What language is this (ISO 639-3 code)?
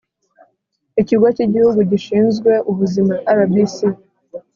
kin